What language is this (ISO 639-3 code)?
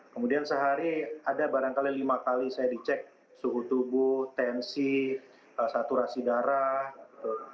ind